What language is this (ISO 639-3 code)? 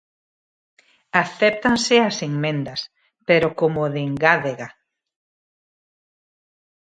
glg